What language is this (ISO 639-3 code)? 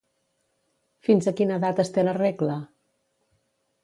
cat